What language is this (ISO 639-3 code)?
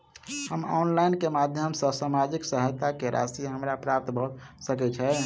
mai